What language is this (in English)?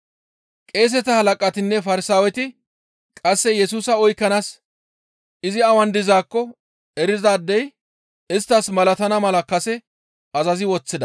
Gamo